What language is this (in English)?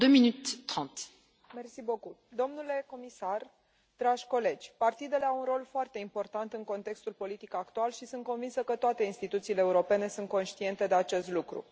Romanian